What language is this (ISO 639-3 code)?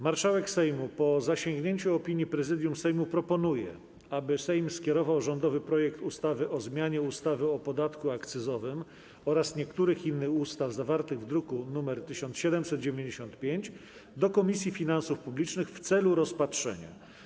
pol